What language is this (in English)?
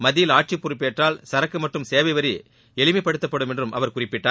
Tamil